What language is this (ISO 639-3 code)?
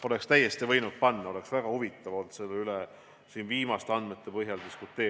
est